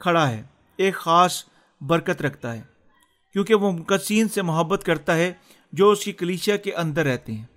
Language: Urdu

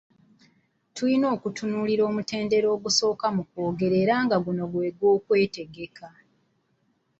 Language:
Ganda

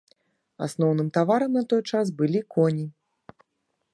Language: Belarusian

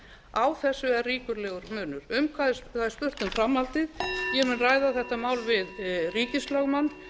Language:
Icelandic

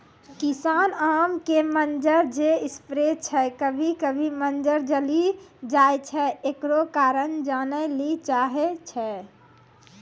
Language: Maithili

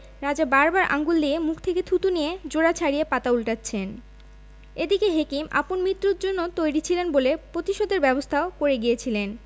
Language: Bangla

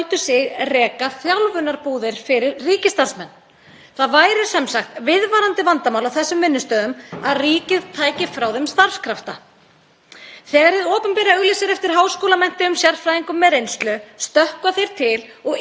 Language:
Icelandic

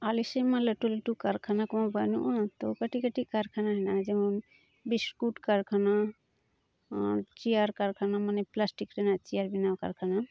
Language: Santali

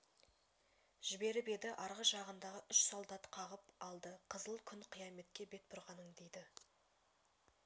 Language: Kazakh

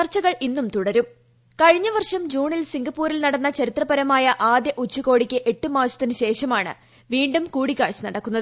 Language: Malayalam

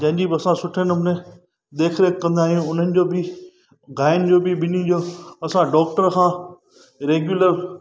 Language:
Sindhi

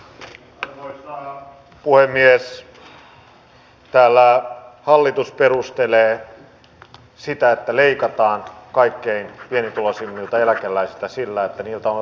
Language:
Finnish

